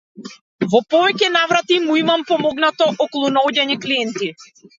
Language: Macedonian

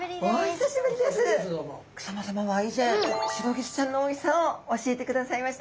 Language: Japanese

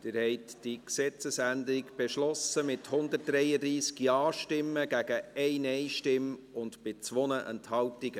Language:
Swiss German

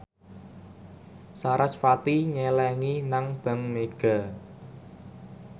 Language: Javanese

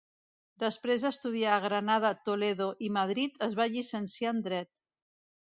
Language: Catalan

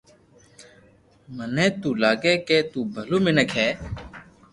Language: Loarki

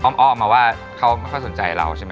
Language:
Thai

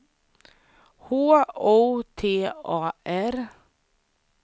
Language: Swedish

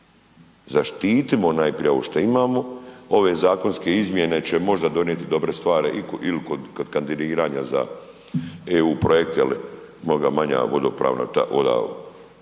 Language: Croatian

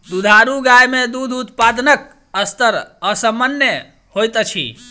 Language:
Maithili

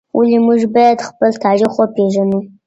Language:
Pashto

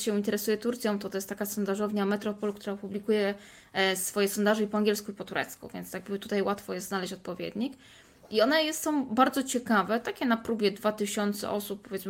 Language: Polish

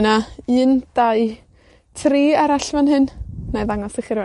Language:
Welsh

